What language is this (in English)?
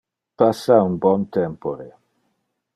Interlingua